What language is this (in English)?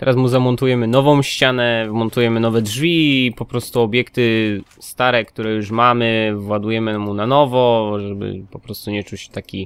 Polish